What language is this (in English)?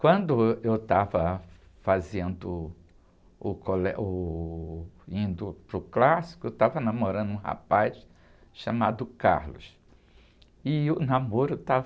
Portuguese